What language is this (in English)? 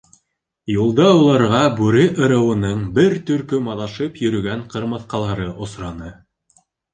Bashkir